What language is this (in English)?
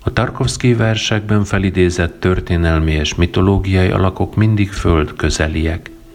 Hungarian